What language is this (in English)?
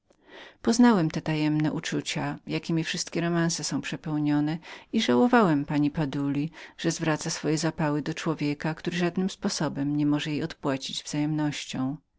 Polish